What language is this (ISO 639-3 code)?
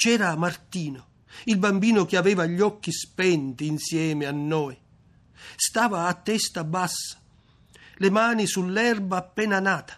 ita